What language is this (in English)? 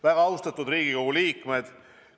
Estonian